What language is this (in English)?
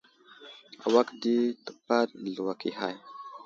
Wuzlam